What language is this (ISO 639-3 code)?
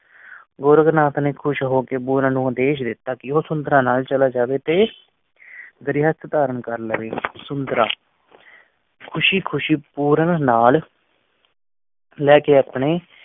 pan